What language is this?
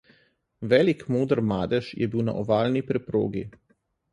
Slovenian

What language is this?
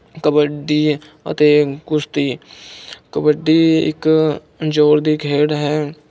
Punjabi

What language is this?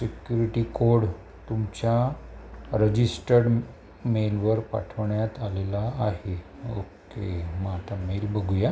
Marathi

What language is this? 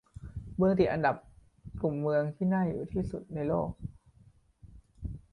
Thai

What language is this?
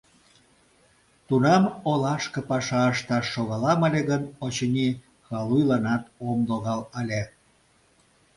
Mari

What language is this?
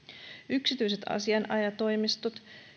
Finnish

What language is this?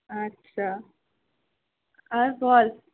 Bangla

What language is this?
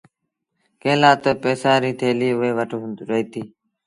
Sindhi Bhil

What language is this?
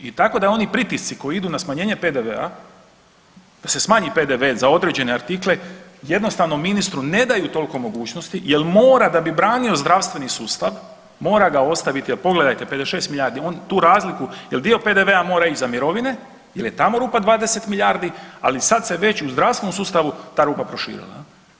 Croatian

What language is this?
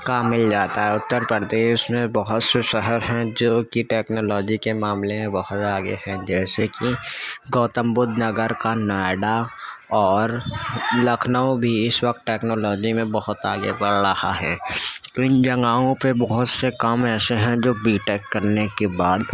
Urdu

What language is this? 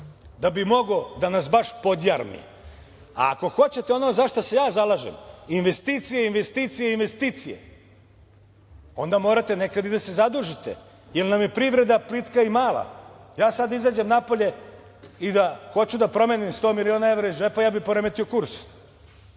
Serbian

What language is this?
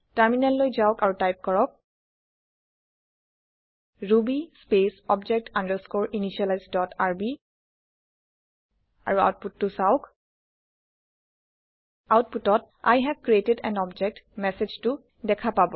Assamese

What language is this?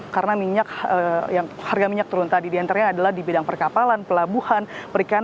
Indonesian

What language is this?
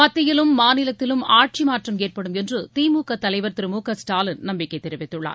Tamil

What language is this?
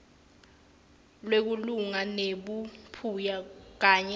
Swati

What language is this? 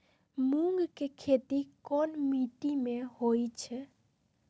Magahi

